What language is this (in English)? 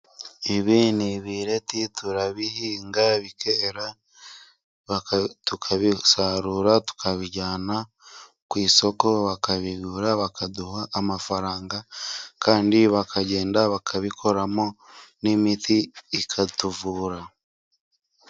Kinyarwanda